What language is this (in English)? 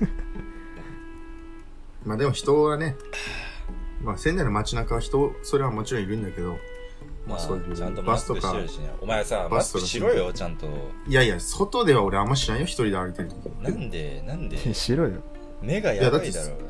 Japanese